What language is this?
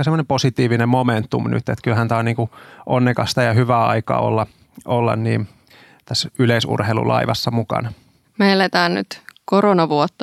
Finnish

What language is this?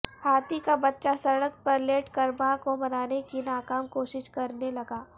Urdu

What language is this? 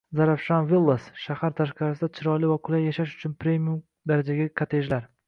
Uzbek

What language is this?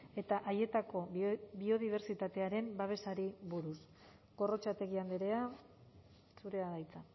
Basque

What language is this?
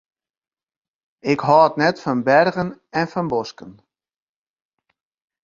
Western Frisian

